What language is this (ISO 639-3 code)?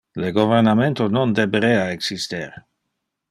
ina